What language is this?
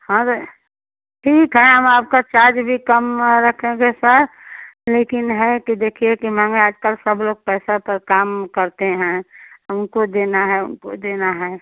Hindi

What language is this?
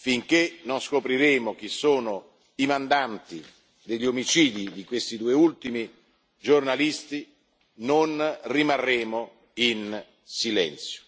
Italian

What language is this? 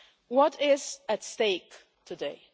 English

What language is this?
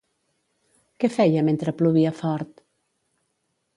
Catalan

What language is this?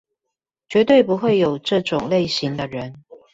Chinese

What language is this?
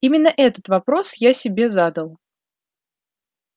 Russian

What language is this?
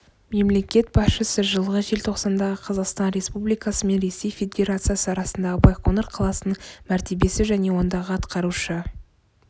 Kazakh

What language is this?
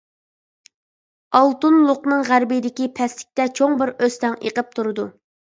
Uyghur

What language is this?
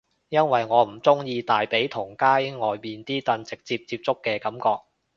Cantonese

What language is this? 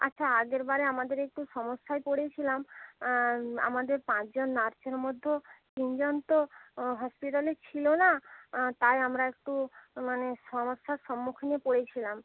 Bangla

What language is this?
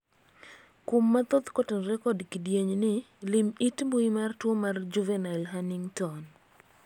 Luo (Kenya and Tanzania)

